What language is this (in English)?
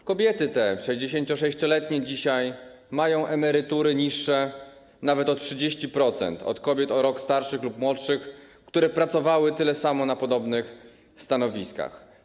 Polish